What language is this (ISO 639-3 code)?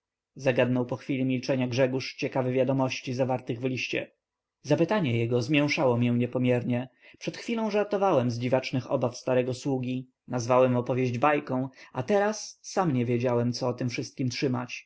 pol